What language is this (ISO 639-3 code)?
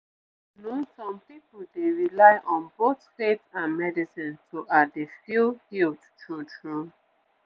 pcm